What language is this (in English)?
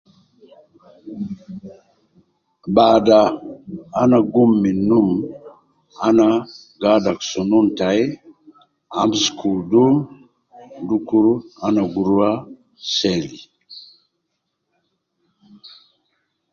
Nubi